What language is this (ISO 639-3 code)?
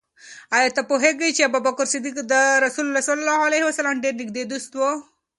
pus